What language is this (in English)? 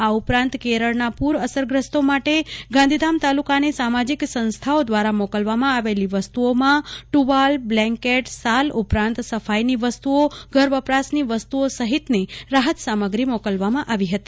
Gujarati